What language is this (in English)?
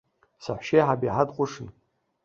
Abkhazian